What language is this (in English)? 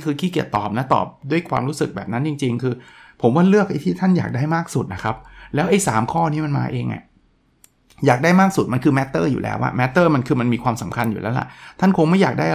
Thai